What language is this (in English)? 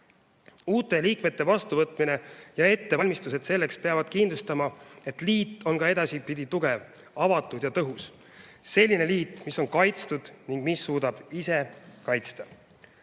Estonian